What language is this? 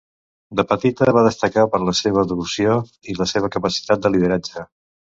Catalan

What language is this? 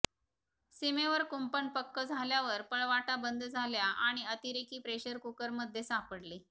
Marathi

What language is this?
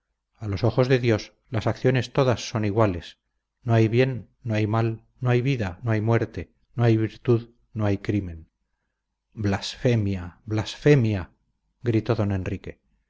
Spanish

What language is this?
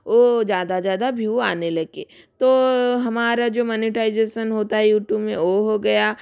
Hindi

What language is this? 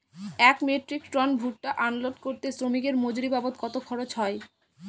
Bangla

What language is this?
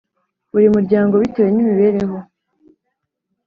Kinyarwanda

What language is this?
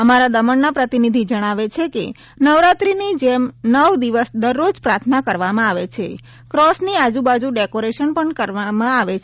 Gujarati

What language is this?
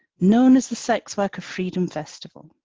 English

